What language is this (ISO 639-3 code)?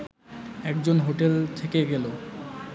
ben